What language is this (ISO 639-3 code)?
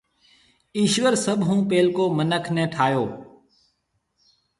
mve